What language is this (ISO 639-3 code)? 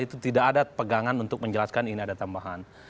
ind